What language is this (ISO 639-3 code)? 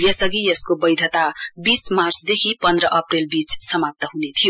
nep